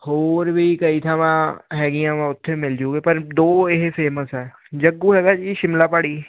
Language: Punjabi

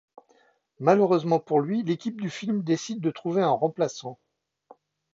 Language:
French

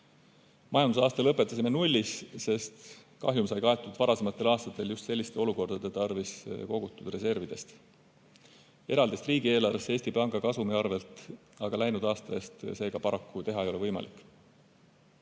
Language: Estonian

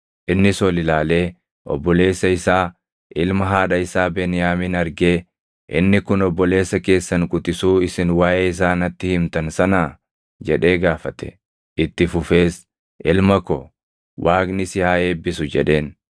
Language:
Oromo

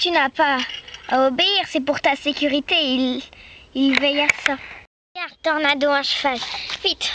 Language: French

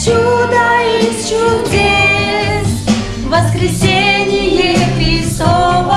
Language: Russian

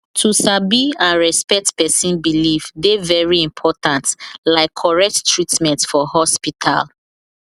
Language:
Nigerian Pidgin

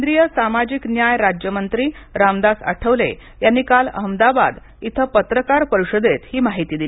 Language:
Marathi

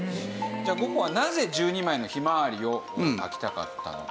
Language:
Japanese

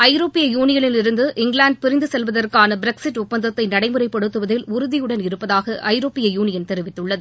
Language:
Tamil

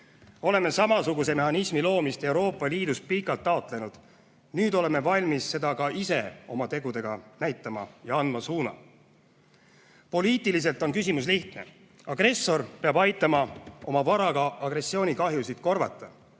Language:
Estonian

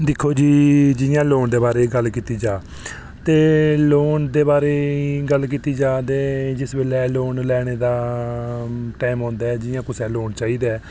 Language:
Dogri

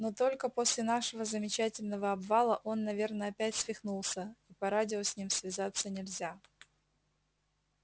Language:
Russian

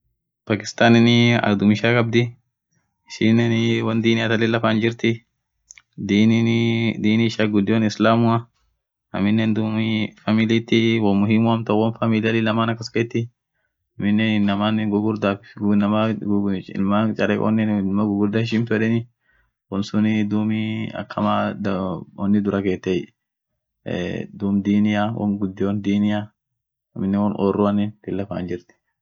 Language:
Orma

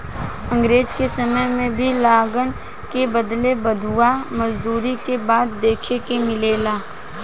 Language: Bhojpuri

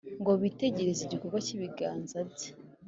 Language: Kinyarwanda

